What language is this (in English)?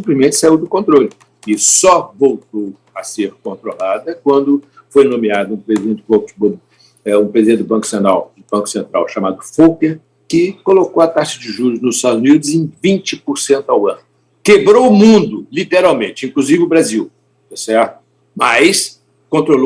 Portuguese